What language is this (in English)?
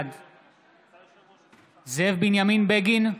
Hebrew